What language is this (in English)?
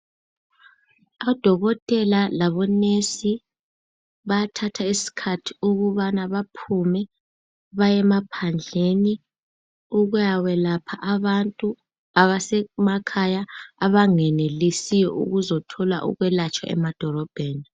North Ndebele